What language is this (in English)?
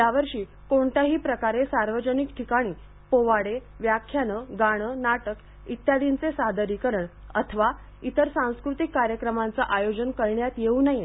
Marathi